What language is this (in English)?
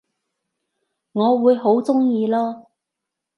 Cantonese